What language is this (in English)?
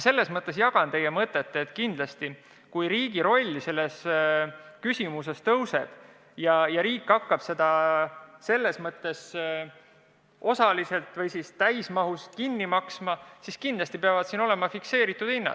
Estonian